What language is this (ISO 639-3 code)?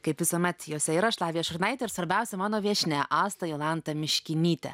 lit